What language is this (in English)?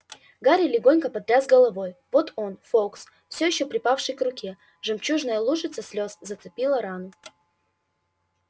Russian